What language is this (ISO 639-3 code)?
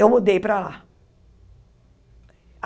por